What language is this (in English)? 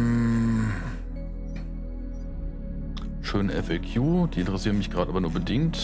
German